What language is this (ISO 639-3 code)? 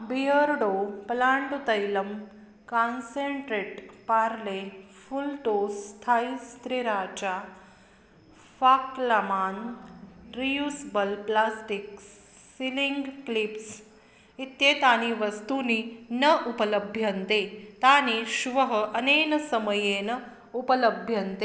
san